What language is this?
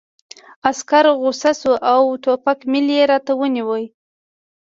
Pashto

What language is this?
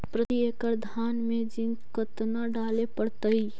Magahi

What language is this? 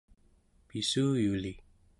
Central Yupik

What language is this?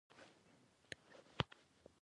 Pashto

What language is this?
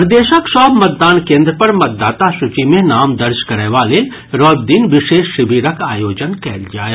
Maithili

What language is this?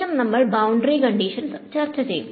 Malayalam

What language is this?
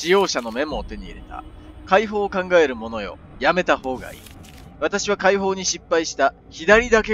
Japanese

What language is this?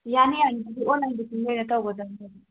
Manipuri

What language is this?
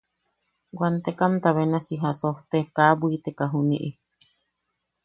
Yaqui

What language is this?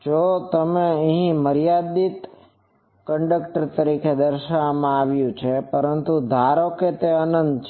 Gujarati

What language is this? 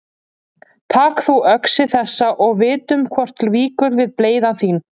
Icelandic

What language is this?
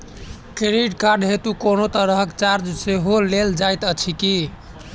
Maithili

